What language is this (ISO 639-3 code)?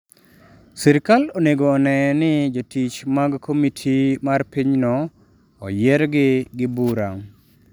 luo